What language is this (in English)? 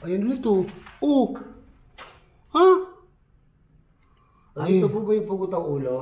Filipino